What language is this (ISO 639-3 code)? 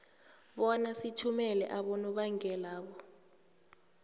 nbl